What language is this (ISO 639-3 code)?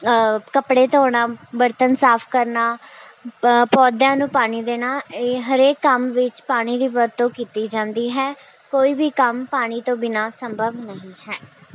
pan